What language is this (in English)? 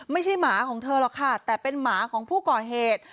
Thai